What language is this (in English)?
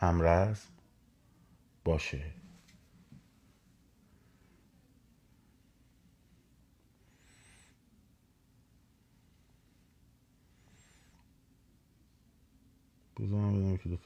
Persian